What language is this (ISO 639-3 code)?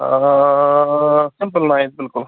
kas